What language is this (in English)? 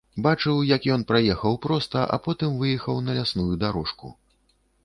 Belarusian